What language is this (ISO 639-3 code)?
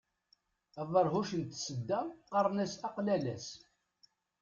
kab